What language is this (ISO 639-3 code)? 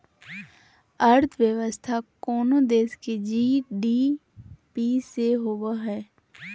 mag